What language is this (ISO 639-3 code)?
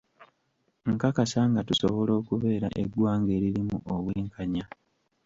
lug